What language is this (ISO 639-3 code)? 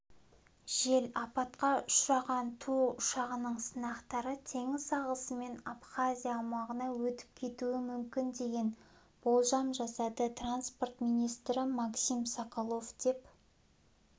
kaz